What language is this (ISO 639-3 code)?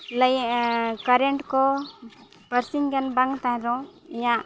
sat